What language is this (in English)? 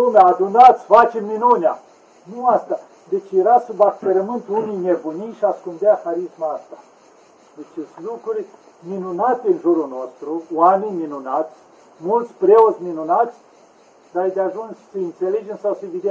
Romanian